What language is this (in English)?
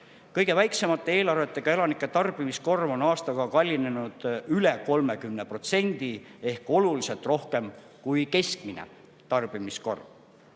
Estonian